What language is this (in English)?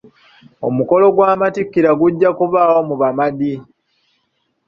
Ganda